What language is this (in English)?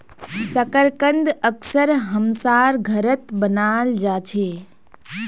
Magahi